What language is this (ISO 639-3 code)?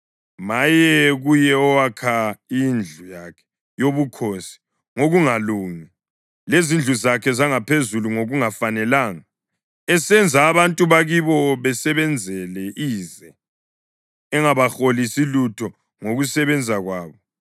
nde